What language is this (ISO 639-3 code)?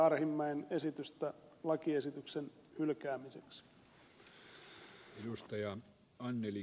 fin